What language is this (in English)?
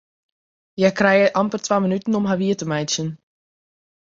Western Frisian